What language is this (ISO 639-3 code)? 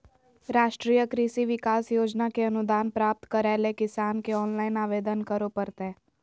mag